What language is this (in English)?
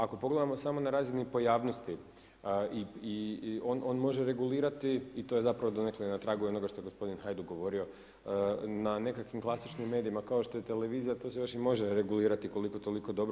Croatian